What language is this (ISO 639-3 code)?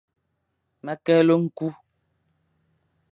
fan